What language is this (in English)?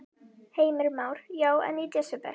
Icelandic